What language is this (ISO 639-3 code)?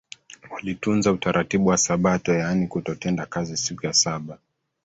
swa